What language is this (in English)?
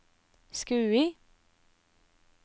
Norwegian